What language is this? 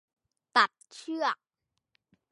Thai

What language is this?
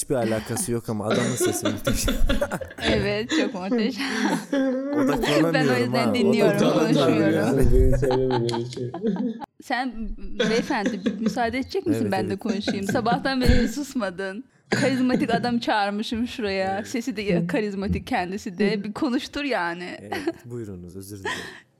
Turkish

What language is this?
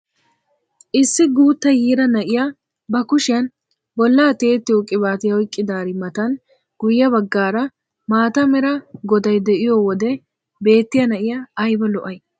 Wolaytta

